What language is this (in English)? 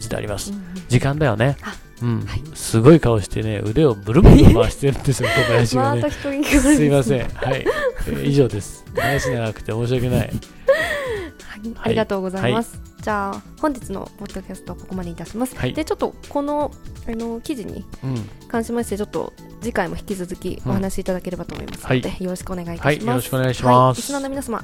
Japanese